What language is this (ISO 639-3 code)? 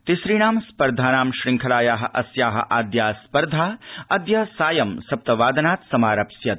san